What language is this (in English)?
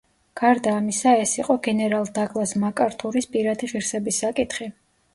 Georgian